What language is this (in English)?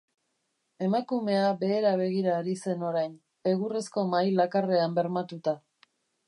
Basque